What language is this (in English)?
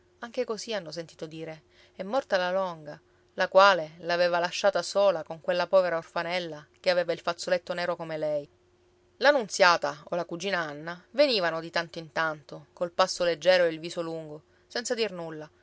Italian